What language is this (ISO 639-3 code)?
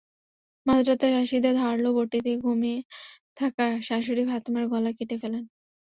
ben